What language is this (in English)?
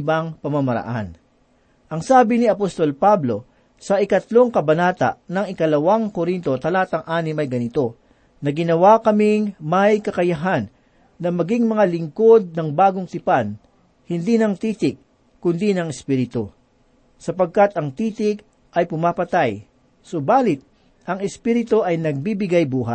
Filipino